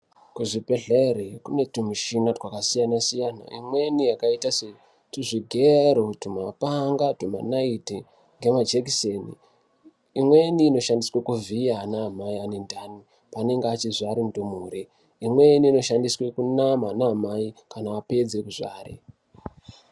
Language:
Ndau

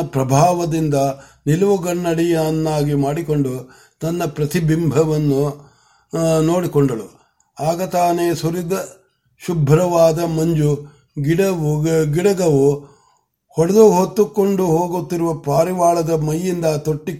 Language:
Marathi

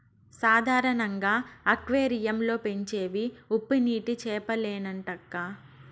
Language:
Telugu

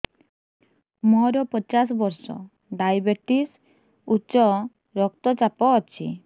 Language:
Odia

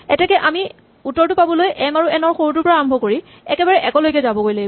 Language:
Assamese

